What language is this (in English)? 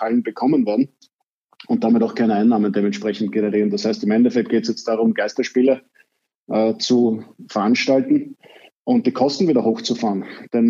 German